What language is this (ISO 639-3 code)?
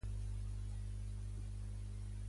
cat